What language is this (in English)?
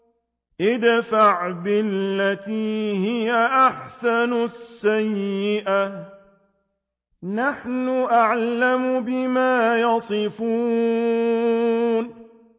Arabic